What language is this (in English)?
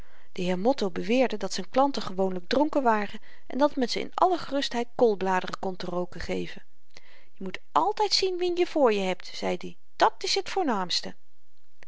Dutch